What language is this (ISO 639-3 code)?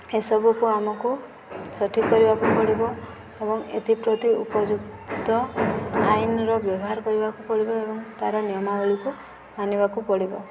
ori